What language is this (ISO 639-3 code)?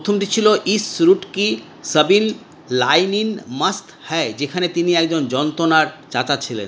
ben